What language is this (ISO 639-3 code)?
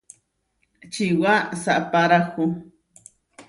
var